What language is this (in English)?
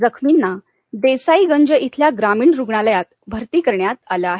Marathi